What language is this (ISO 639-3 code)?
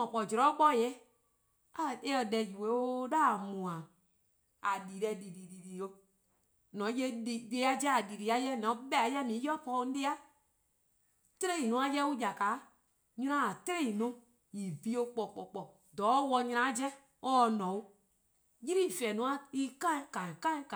kqo